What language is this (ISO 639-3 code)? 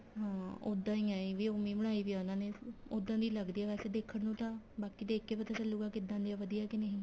pan